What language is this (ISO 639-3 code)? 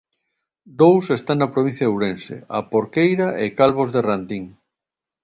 glg